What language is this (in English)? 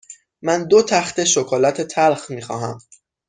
Persian